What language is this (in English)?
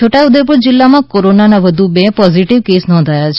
Gujarati